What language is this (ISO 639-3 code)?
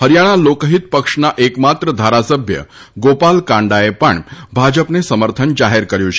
guj